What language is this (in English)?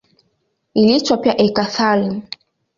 Swahili